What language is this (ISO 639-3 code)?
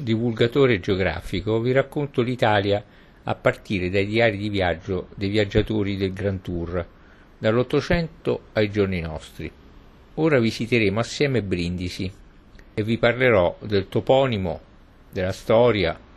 ita